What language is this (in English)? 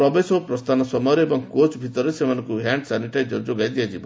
Odia